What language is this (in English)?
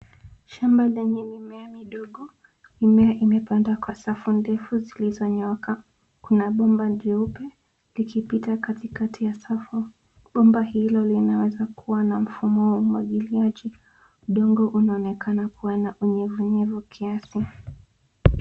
Swahili